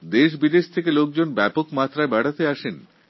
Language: Bangla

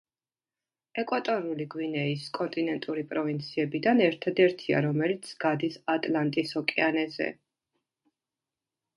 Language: Georgian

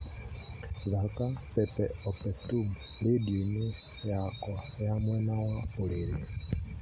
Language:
Kikuyu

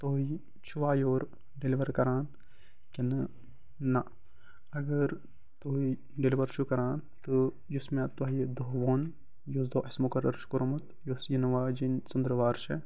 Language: Kashmiri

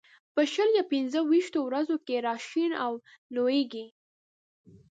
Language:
Pashto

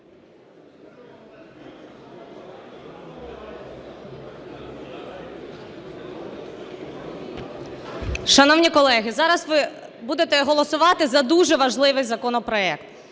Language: Ukrainian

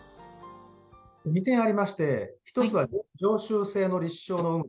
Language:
Japanese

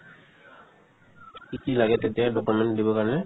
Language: Assamese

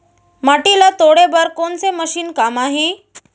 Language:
Chhattisgarhi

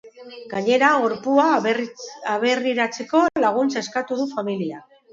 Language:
Basque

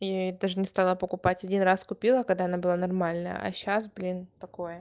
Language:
Russian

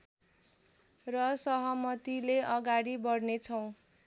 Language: Nepali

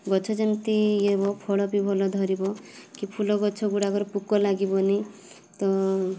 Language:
Odia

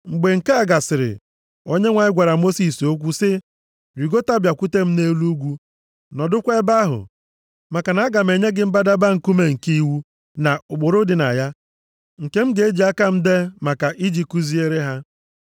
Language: Igbo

